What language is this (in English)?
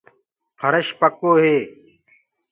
Gurgula